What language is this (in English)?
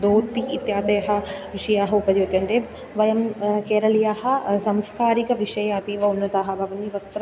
Sanskrit